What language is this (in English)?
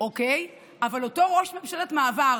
Hebrew